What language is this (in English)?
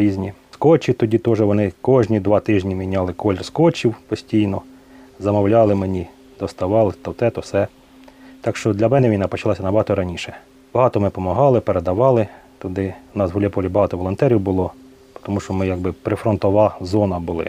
Ukrainian